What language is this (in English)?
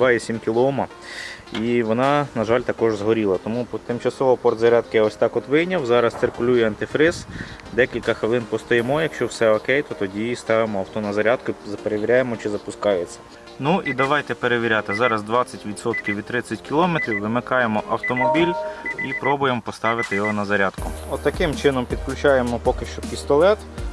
Ukrainian